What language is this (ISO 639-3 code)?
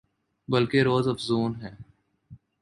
urd